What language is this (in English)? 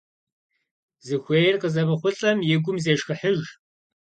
Kabardian